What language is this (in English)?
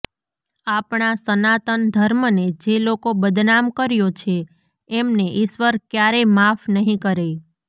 Gujarati